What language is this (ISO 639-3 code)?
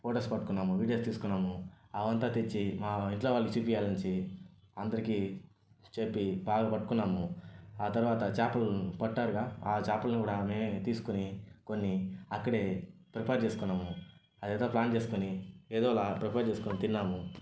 tel